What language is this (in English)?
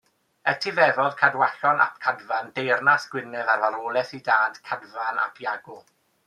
Welsh